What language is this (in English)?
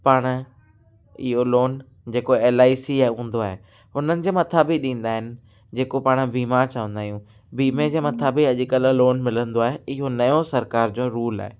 Sindhi